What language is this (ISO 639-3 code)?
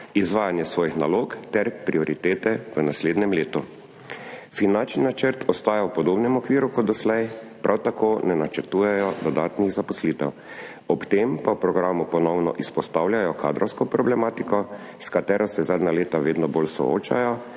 slv